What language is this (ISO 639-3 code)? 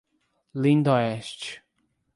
por